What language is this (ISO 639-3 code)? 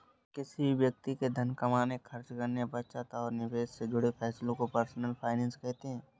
hin